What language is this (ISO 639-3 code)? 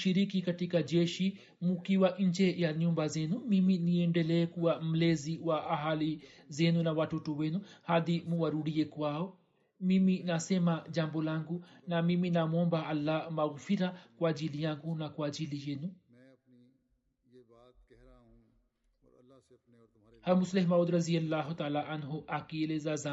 swa